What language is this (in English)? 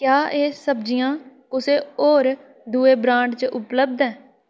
Dogri